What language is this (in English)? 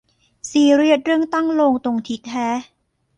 Thai